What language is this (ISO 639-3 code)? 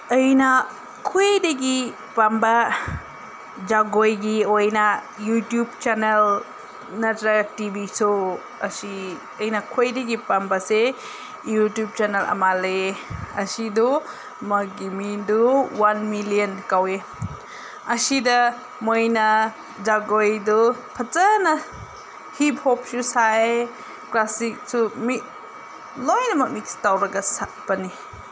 mni